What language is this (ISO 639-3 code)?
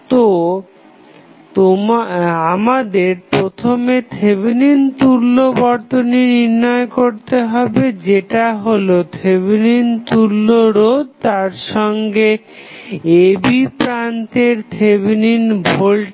ben